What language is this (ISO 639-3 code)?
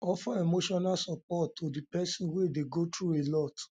pcm